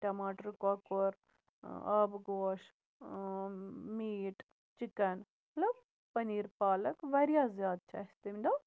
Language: Kashmiri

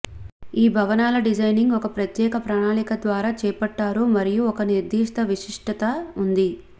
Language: Telugu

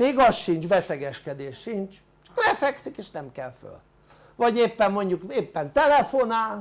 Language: Hungarian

